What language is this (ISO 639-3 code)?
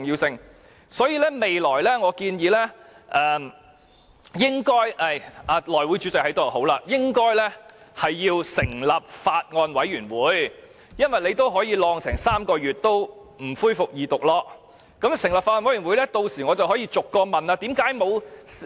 yue